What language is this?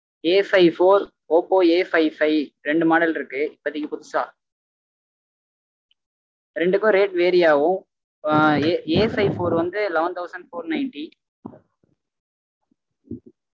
Tamil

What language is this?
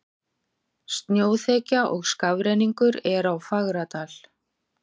Icelandic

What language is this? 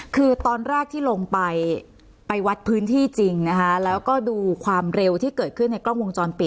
Thai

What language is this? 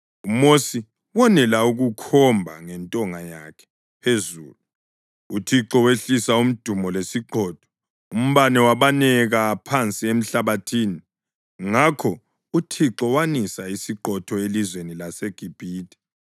North Ndebele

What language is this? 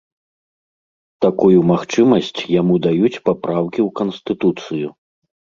Belarusian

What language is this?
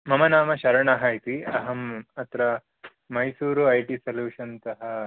Sanskrit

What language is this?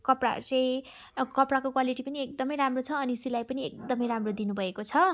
Nepali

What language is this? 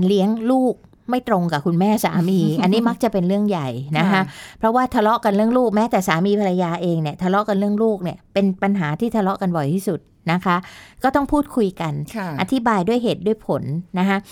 Thai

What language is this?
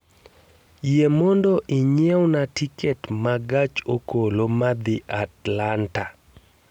Luo (Kenya and Tanzania)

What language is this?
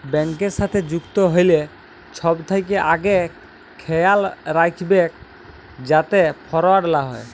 Bangla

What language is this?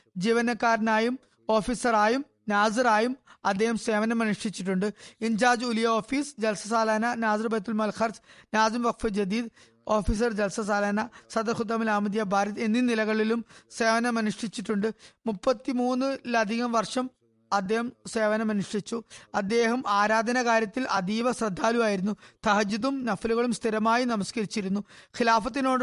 Malayalam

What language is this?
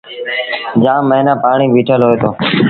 Sindhi Bhil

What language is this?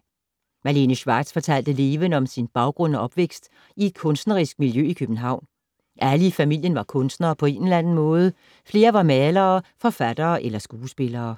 Danish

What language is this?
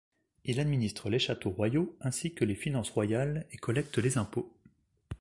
French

